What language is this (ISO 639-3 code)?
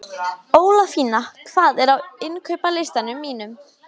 isl